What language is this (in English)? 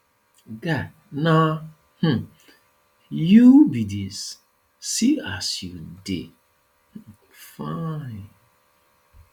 Nigerian Pidgin